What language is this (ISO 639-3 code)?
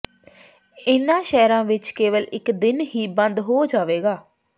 pan